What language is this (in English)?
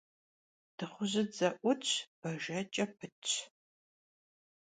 Kabardian